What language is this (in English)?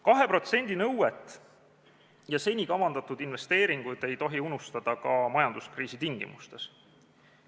Estonian